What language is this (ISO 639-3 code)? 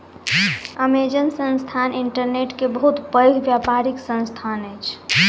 mai